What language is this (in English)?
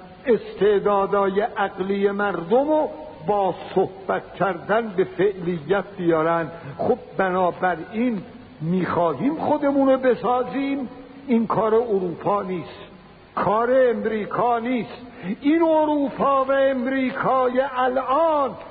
Persian